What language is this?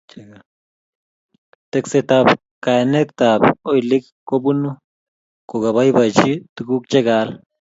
Kalenjin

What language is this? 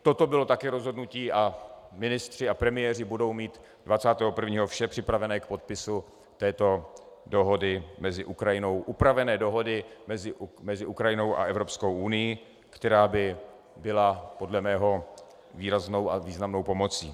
Czech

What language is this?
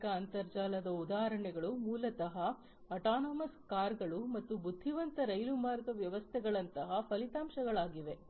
Kannada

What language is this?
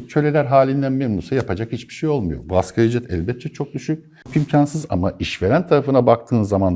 Turkish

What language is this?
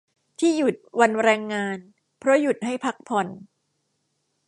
Thai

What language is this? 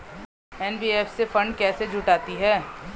Hindi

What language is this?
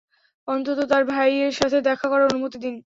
Bangla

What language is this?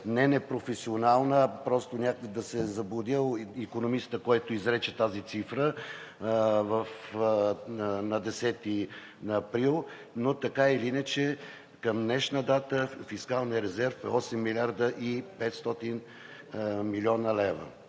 Bulgarian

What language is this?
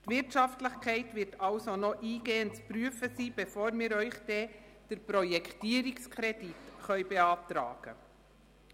Swiss German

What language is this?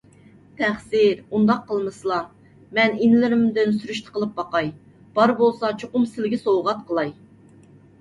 Uyghur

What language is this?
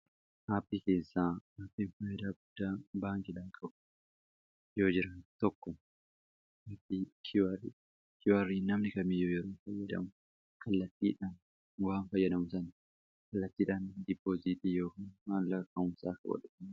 Oromo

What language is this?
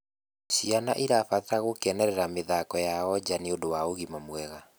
Kikuyu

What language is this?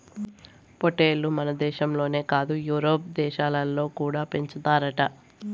Telugu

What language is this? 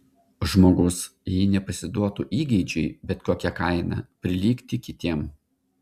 Lithuanian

